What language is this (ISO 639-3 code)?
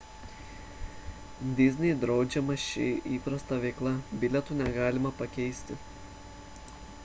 lit